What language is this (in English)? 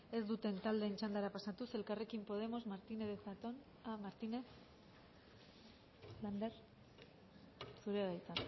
Basque